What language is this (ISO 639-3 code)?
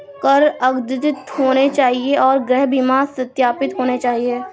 hin